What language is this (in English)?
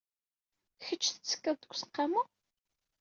Kabyle